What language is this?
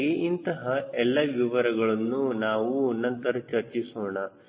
Kannada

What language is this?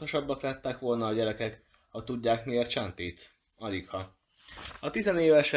Hungarian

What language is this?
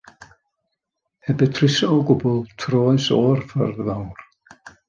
Welsh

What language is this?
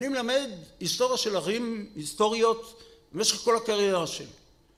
Hebrew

